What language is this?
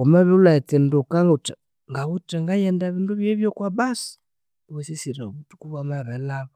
Konzo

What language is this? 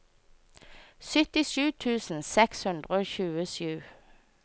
Norwegian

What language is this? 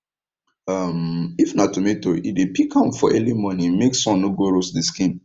Nigerian Pidgin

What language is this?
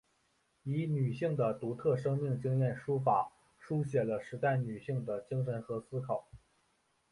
Chinese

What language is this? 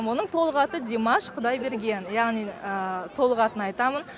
Kazakh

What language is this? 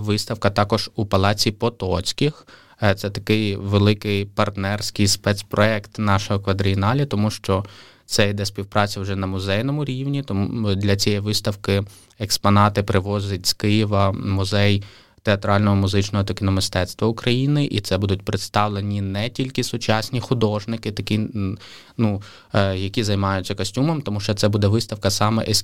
Ukrainian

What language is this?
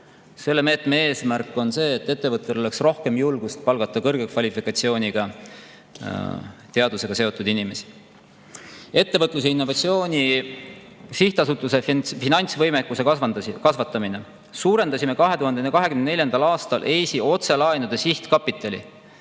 Estonian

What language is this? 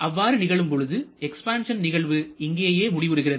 Tamil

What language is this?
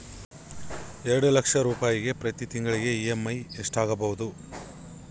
Kannada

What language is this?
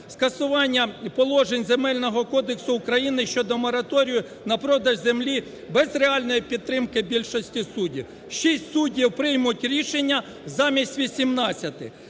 Ukrainian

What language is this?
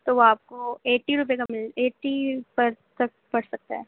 Urdu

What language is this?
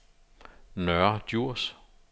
Danish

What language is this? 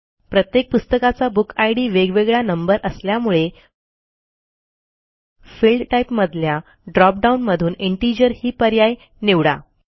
Marathi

